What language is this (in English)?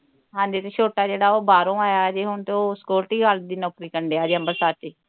Punjabi